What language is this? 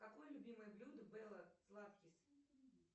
Russian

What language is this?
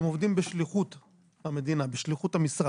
Hebrew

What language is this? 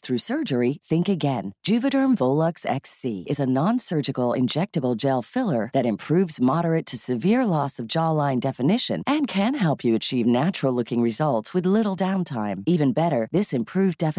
Filipino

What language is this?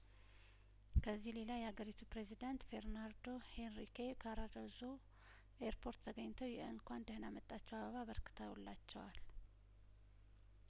Amharic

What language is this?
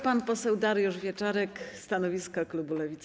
Polish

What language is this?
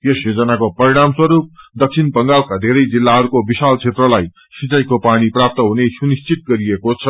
Nepali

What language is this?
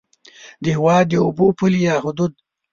Pashto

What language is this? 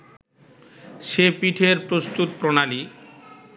Bangla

